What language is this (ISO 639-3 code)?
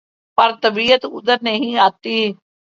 urd